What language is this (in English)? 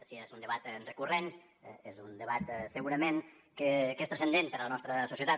Catalan